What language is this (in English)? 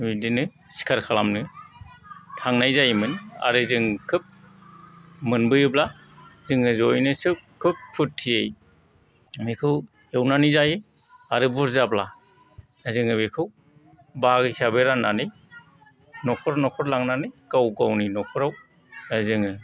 Bodo